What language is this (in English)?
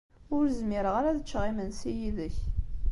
Kabyle